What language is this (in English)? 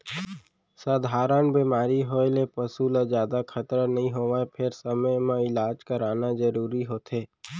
Chhattisgarhi